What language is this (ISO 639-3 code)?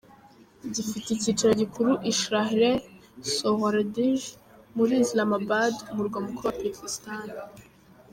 kin